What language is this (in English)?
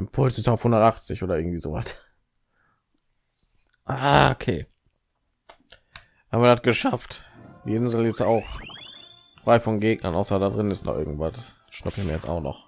German